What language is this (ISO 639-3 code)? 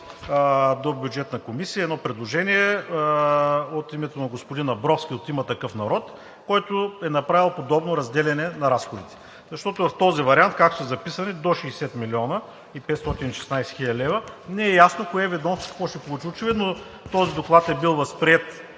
bul